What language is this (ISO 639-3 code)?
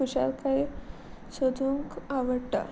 kok